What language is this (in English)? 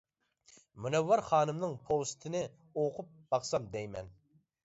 Uyghur